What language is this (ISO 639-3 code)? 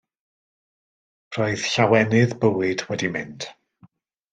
cym